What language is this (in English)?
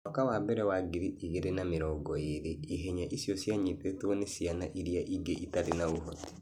Kikuyu